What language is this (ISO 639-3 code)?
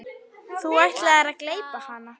isl